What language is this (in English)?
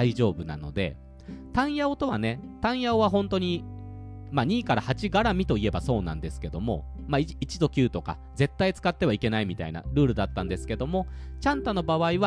Japanese